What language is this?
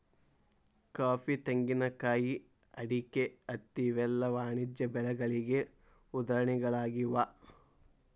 Kannada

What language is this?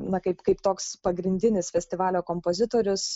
Lithuanian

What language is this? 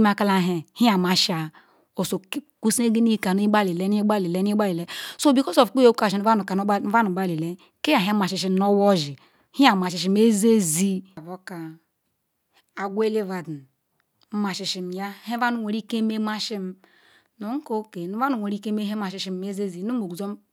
Ikwere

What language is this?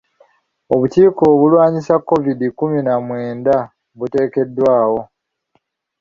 Ganda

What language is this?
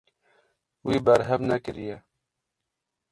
Kurdish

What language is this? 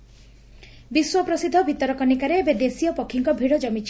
Odia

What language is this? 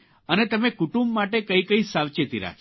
Gujarati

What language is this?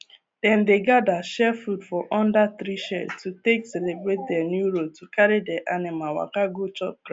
Nigerian Pidgin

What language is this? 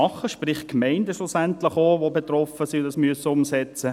Swiss German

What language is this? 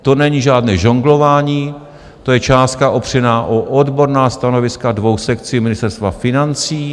Czech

